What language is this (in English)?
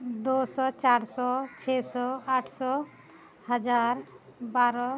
Maithili